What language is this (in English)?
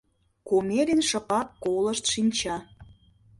Mari